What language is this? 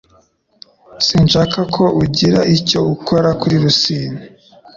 Kinyarwanda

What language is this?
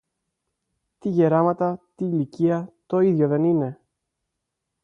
Greek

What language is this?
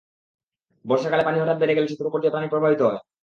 Bangla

